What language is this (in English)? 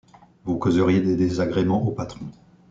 French